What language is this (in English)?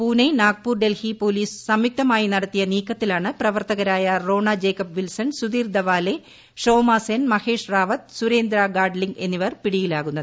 Malayalam